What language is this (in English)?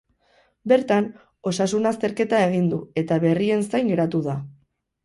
Basque